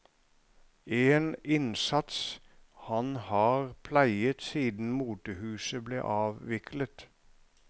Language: Norwegian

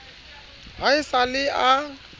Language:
Southern Sotho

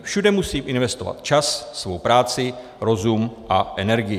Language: Czech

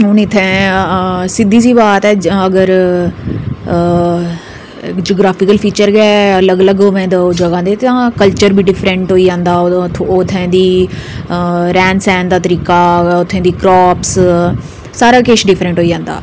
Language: Dogri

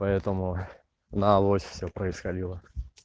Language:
Russian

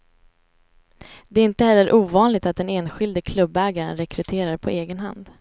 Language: Swedish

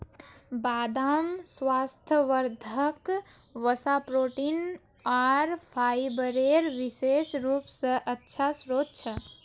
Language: Magahi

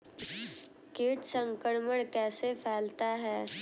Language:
Hindi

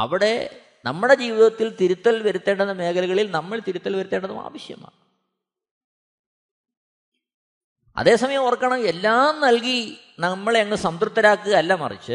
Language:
Malayalam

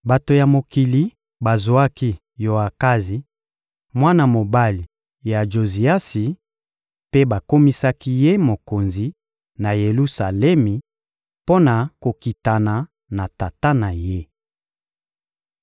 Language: Lingala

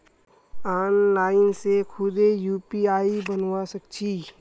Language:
Magahi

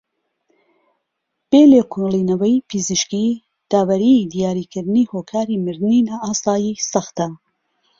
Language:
Central Kurdish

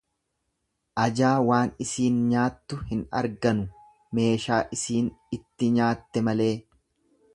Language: Oromo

